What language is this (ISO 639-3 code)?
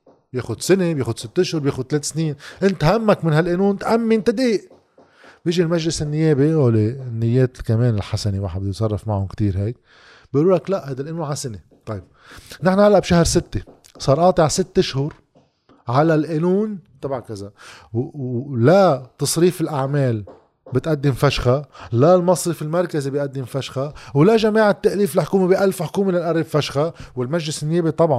ara